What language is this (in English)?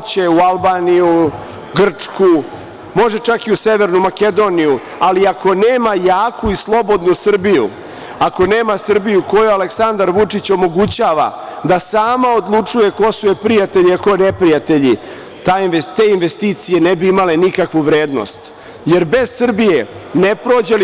Serbian